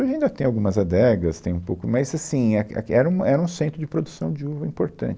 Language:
Portuguese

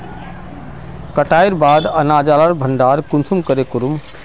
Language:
Magahi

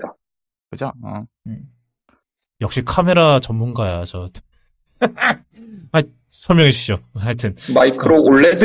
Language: Korean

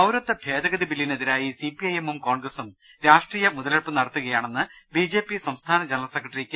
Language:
Malayalam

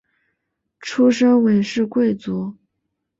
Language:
Chinese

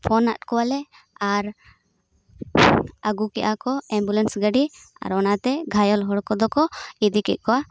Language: Santali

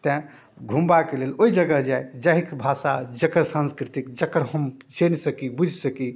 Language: Maithili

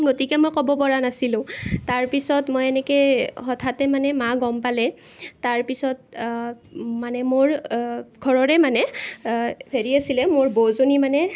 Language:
Assamese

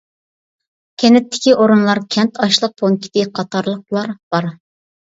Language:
Uyghur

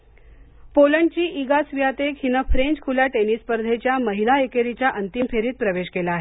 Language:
Marathi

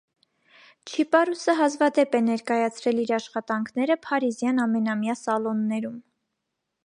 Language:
Armenian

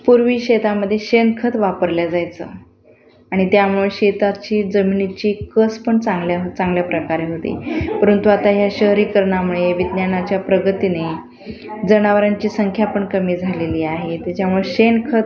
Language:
Marathi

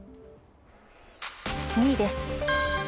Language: Japanese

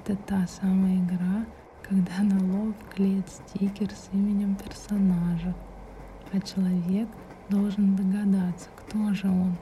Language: Russian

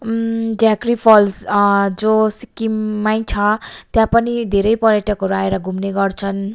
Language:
Nepali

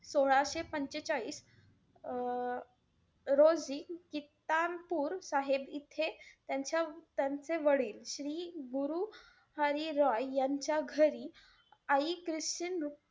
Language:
Marathi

